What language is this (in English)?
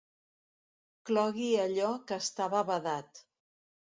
Catalan